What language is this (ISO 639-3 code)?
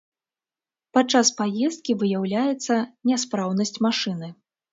bel